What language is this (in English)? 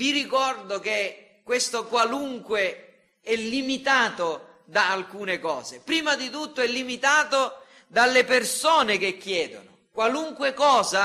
Italian